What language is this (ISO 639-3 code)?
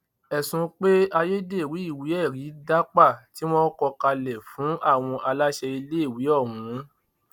yor